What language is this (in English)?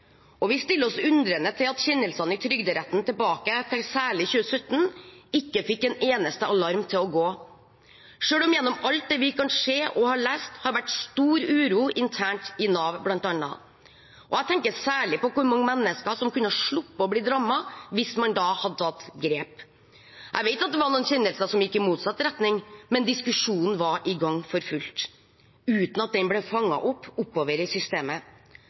Norwegian Bokmål